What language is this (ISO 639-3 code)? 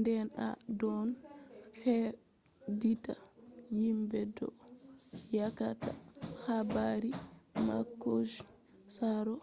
ful